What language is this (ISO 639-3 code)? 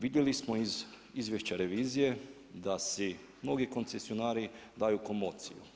hrv